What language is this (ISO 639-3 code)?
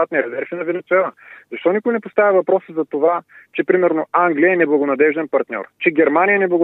bul